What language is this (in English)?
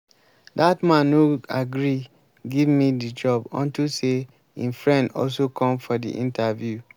Nigerian Pidgin